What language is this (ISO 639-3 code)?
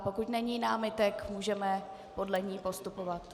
ces